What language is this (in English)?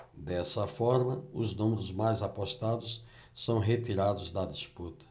Portuguese